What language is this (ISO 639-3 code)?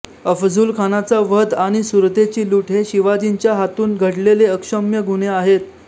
mar